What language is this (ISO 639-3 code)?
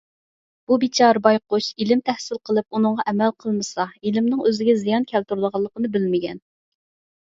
uig